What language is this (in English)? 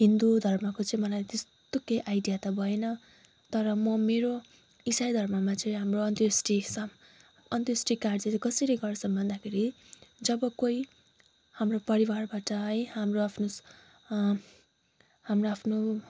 Nepali